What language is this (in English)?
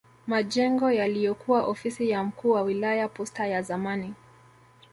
Swahili